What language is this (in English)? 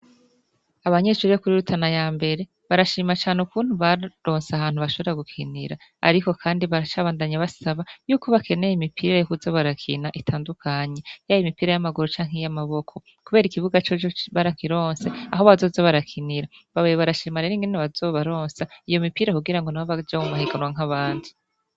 Rundi